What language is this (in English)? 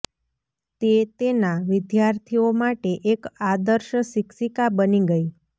Gujarati